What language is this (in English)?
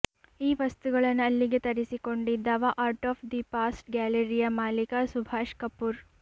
Kannada